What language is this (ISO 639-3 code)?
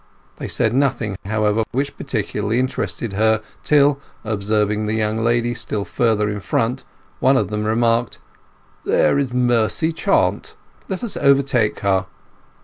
eng